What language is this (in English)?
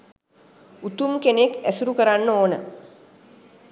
Sinhala